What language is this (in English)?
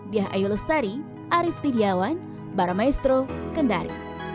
Indonesian